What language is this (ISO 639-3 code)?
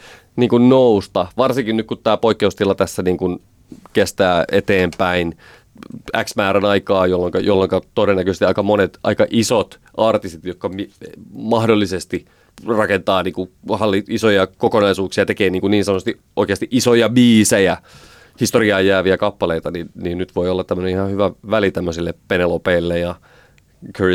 fin